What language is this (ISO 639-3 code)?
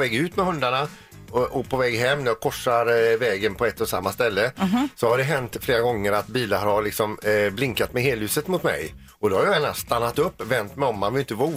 swe